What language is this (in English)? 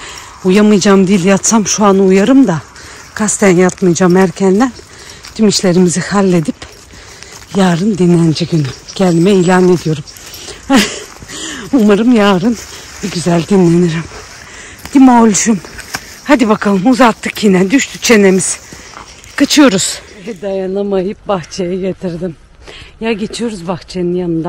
Turkish